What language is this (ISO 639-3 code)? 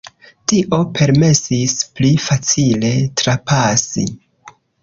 epo